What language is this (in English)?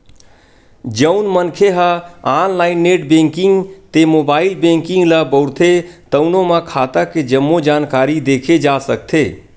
Chhattisgarhi